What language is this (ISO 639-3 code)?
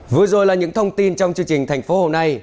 vie